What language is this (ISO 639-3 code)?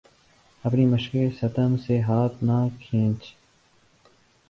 urd